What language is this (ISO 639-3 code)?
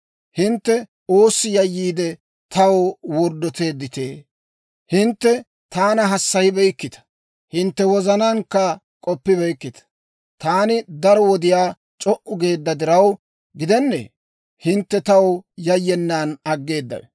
dwr